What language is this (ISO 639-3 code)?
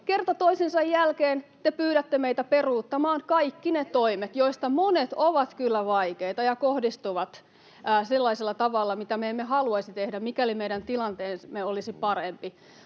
fin